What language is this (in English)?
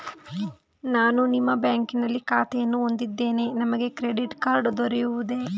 Kannada